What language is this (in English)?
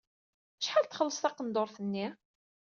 Kabyle